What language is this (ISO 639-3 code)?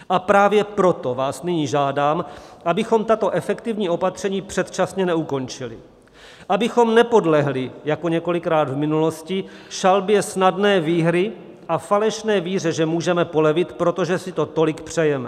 ces